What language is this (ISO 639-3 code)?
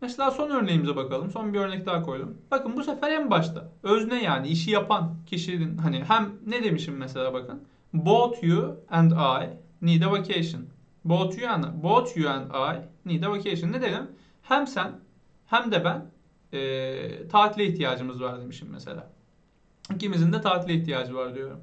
tur